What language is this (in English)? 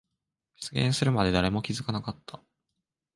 Japanese